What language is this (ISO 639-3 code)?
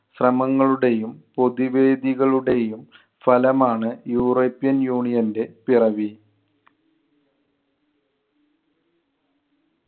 mal